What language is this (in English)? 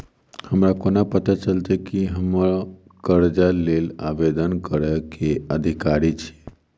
Maithili